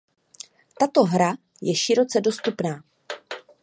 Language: Czech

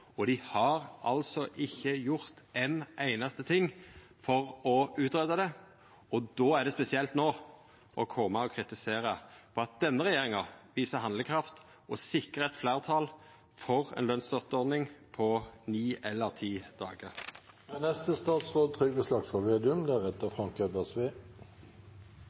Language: Norwegian Nynorsk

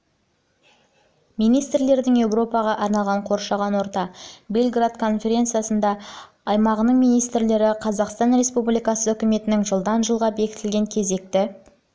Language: Kazakh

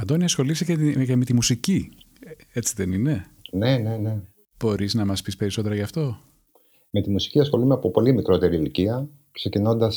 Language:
Greek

